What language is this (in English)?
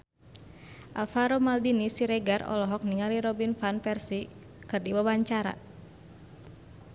Sundanese